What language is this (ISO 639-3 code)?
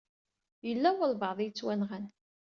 kab